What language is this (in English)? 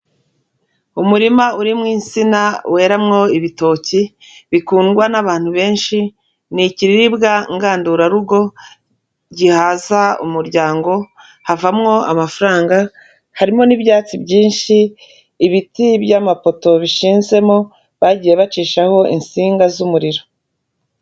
Kinyarwanda